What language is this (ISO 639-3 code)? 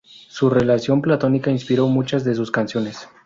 spa